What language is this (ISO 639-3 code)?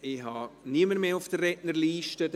gsw